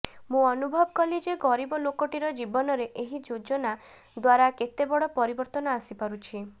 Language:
Odia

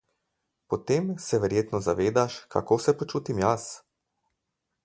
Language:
Slovenian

